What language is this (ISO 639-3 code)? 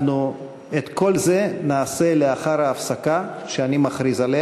heb